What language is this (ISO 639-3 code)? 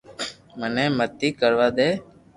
lrk